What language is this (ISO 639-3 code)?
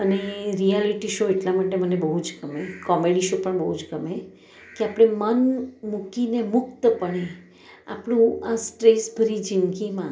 guj